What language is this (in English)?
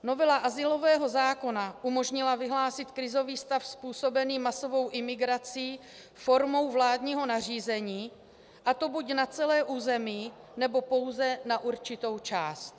Czech